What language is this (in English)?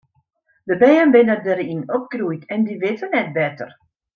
Western Frisian